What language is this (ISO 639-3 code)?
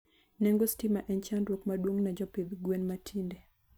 luo